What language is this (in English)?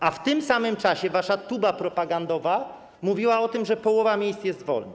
Polish